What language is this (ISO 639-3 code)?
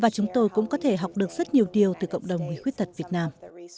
vie